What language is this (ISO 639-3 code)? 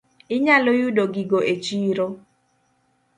luo